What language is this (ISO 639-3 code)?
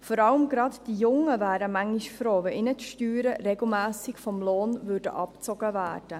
gsw